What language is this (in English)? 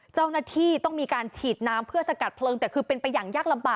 Thai